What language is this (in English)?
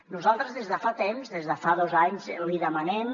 Catalan